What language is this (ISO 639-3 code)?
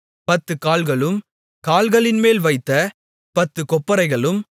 tam